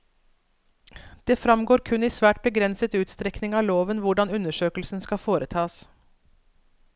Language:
Norwegian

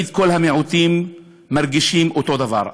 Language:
Hebrew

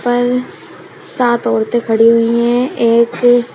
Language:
Hindi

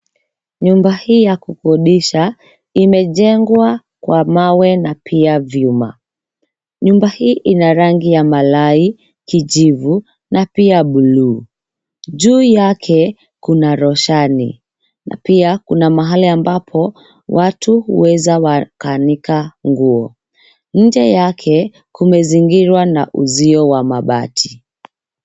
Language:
Swahili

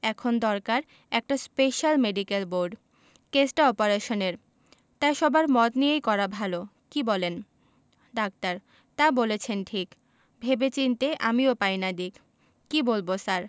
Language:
Bangla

